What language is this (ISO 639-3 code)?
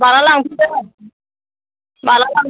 brx